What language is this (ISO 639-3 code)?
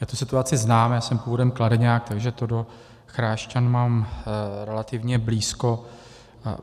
ces